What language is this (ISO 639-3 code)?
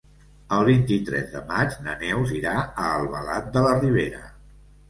cat